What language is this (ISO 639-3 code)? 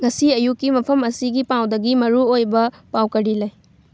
mni